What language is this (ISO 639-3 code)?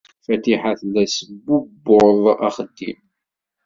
kab